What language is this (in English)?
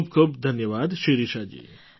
Gujarati